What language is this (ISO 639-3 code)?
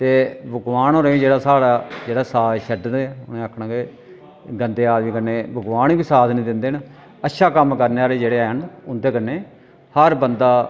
doi